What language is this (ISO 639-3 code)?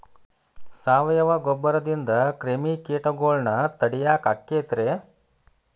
kan